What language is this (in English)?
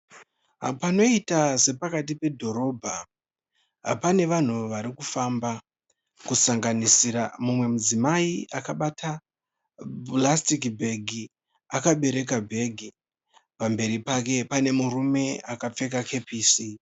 Shona